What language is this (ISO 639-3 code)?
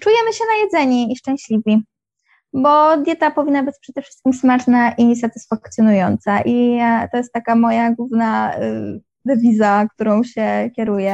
pol